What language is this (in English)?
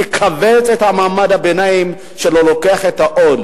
Hebrew